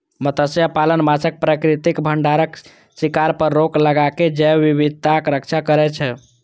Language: Maithili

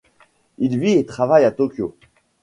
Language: French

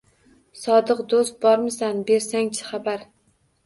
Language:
Uzbek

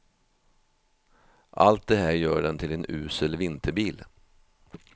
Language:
Swedish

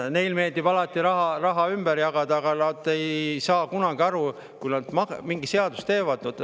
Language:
Estonian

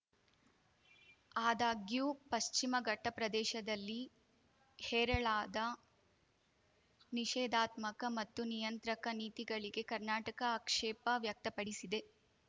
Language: Kannada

